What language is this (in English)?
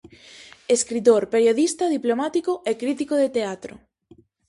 Galician